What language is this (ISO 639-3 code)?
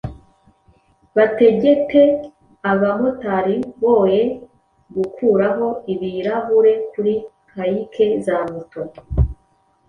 kin